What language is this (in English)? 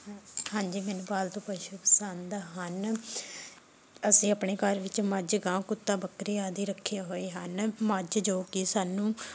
Punjabi